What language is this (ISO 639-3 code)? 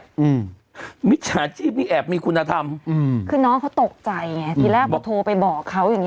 tha